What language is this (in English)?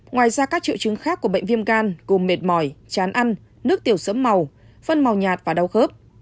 Vietnamese